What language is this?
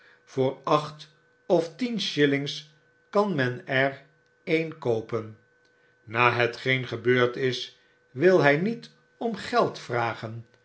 Dutch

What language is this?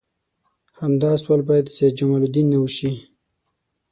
Pashto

